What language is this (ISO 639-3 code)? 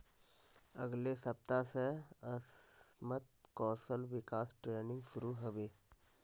mag